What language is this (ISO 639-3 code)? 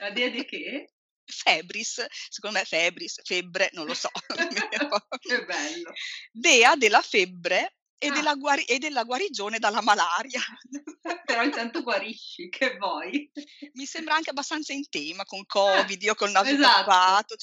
ita